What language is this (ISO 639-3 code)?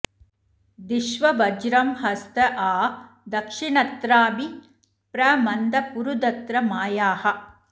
san